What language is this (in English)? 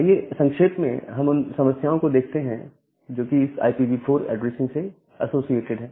Hindi